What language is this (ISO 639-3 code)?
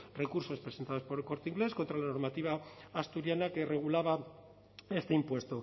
spa